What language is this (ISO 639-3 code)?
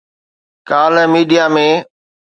snd